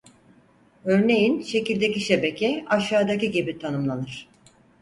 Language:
Turkish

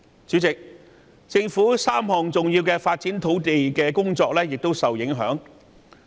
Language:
Cantonese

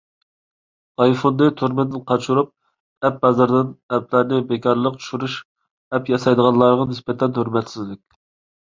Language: Uyghur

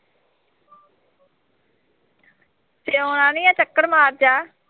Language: Punjabi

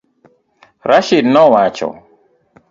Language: Luo (Kenya and Tanzania)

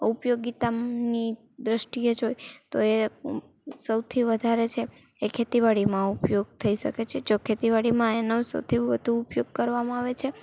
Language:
Gujarati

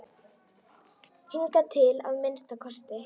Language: Icelandic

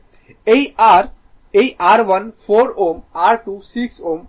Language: Bangla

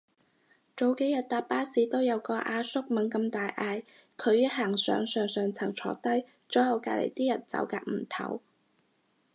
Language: Cantonese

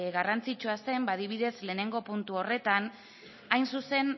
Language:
Basque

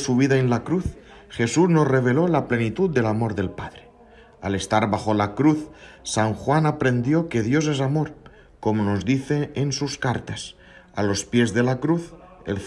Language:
Spanish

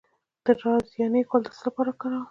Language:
Pashto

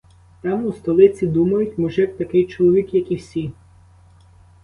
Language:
Ukrainian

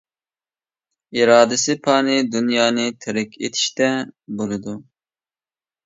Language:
Uyghur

